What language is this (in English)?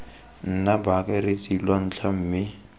Tswana